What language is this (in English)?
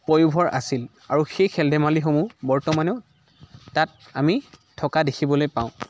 Assamese